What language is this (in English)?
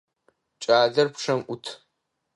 Adyghe